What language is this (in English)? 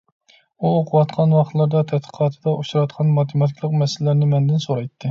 Uyghur